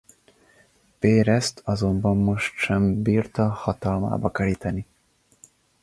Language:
Hungarian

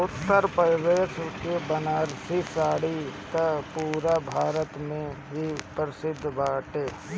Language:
Bhojpuri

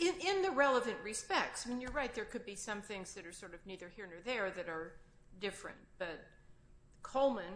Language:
English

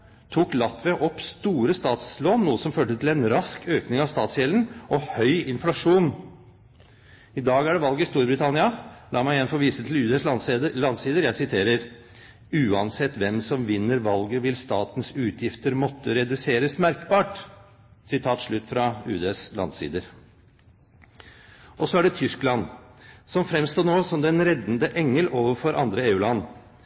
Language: Norwegian Bokmål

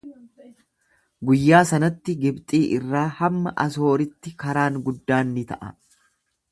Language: Oromo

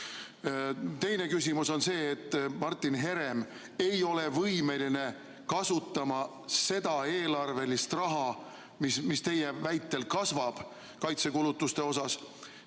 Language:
Estonian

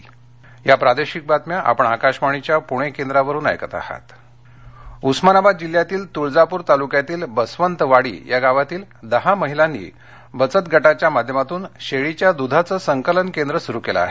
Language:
Marathi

